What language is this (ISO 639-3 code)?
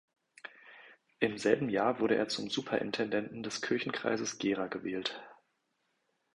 deu